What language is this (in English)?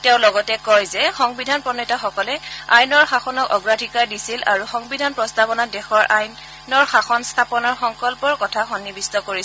Assamese